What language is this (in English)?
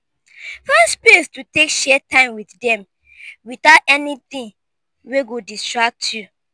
Nigerian Pidgin